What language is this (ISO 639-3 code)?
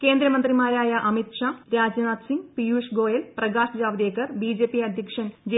mal